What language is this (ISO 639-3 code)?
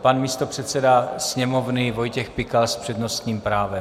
ces